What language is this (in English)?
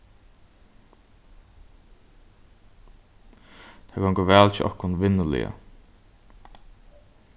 Faroese